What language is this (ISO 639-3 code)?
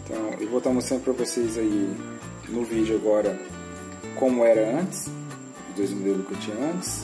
por